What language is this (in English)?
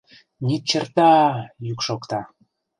Mari